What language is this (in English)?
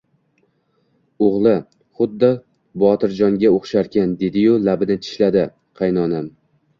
Uzbek